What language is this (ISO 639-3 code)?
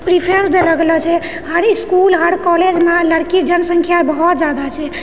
mai